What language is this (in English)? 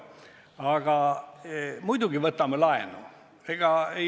Estonian